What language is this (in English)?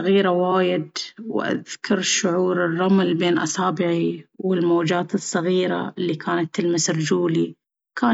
Baharna Arabic